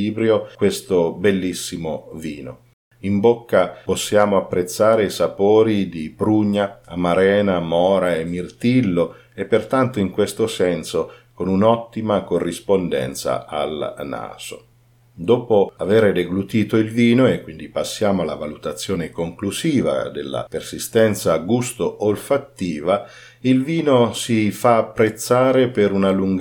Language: Italian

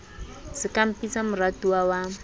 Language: Southern Sotho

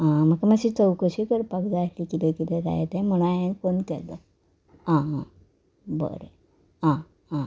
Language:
Konkani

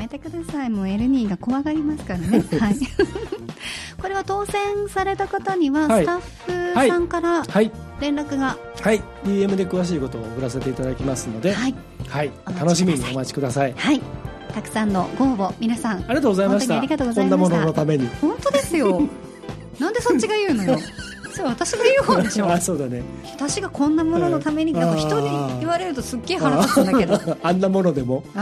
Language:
Japanese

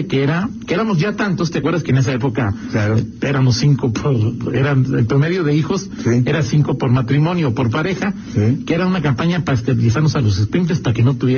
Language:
Spanish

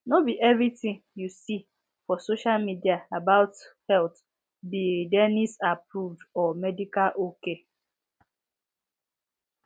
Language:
Nigerian Pidgin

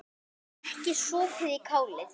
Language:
Icelandic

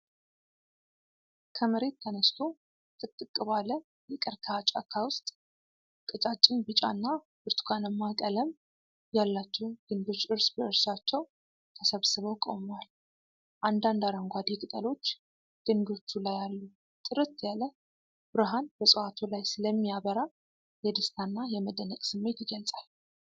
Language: Amharic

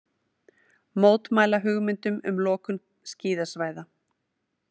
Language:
Icelandic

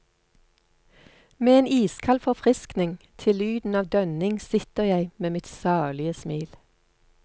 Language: Norwegian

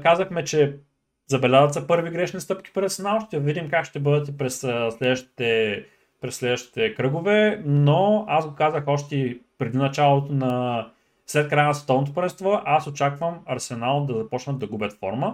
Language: Bulgarian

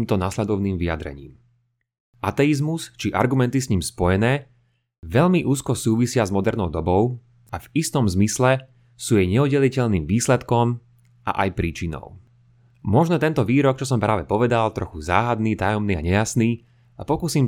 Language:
Slovak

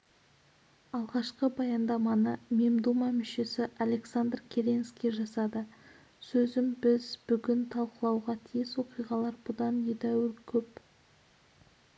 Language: Kazakh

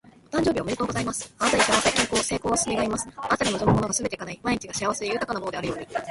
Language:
Japanese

